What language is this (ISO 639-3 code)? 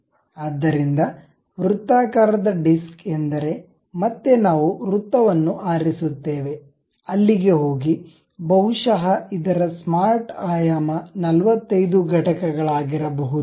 kan